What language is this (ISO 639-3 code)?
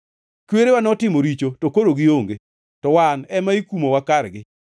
luo